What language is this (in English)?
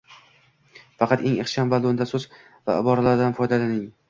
Uzbek